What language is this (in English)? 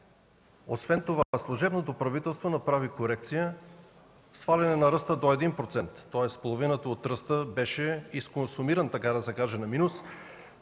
Bulgarian